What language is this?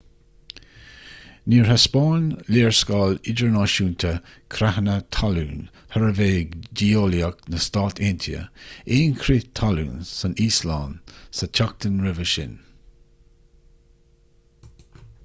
Irish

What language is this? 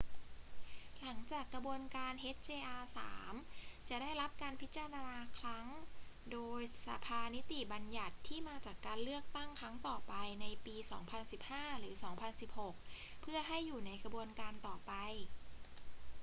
Thai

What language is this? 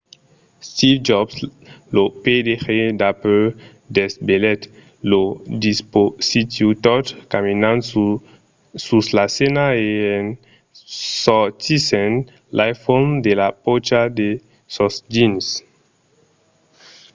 Occitan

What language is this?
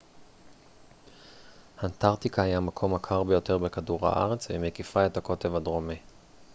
Hebrew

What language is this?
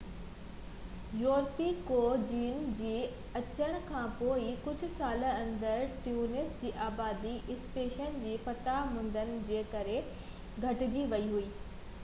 Sindhi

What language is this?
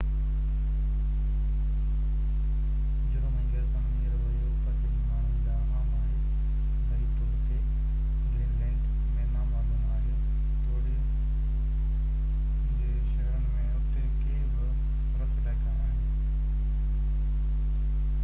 Sindhi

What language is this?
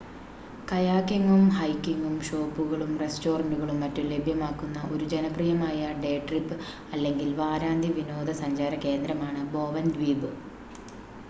Malayalam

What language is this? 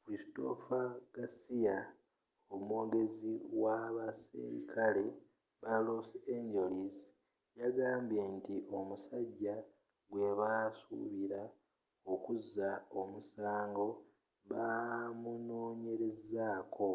Ganda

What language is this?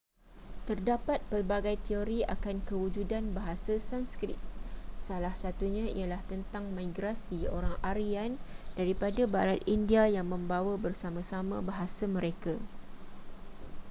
Malay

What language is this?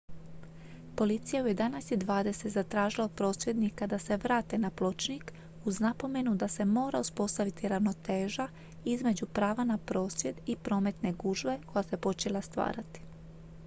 Croatian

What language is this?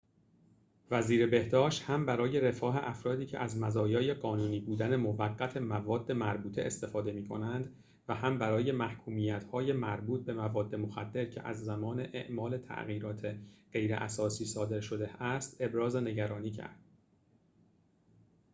Persian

